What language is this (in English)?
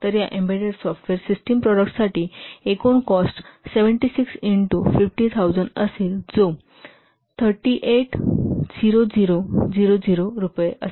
Marathi